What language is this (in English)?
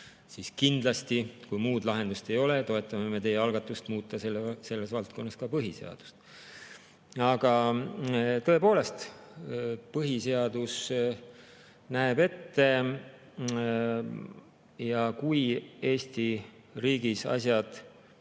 Estonian